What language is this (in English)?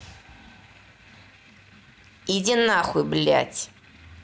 Russian